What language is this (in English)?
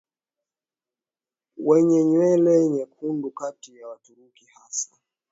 Swahili